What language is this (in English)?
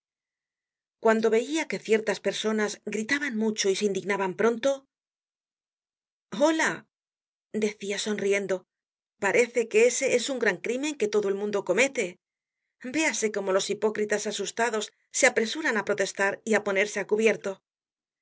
Spanish